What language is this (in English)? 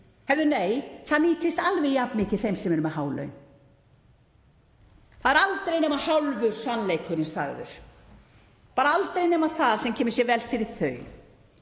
Icelandic